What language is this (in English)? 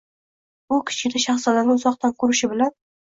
Uzbek